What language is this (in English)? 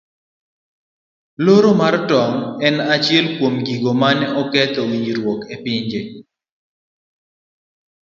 Luo (Kenya and Tanzania)